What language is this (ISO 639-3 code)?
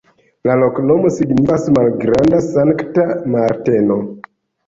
epo